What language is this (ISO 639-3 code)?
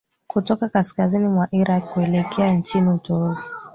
swa